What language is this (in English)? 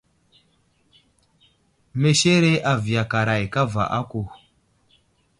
Wuzlam